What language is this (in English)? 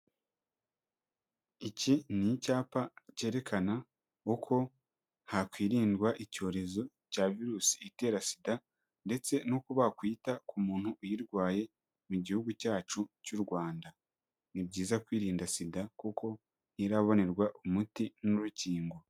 Kinyarwanda